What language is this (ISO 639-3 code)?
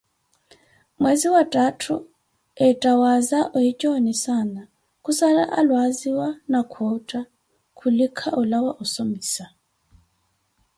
eko